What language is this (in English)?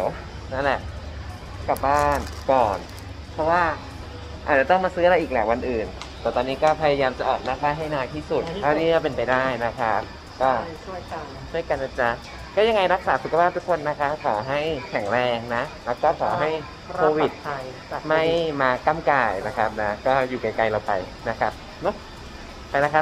Thai